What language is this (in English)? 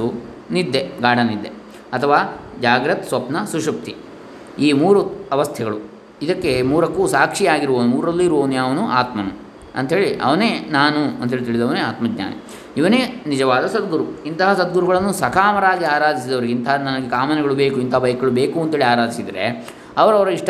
Kannada